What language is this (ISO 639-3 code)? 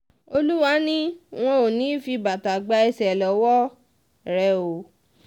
yor